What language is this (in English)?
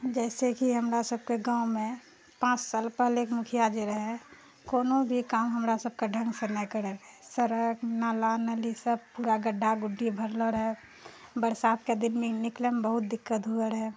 Maithili